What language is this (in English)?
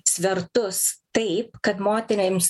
Lithuanian